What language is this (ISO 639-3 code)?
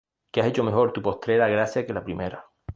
spa